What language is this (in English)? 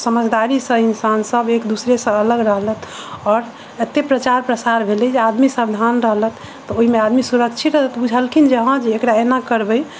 Maithili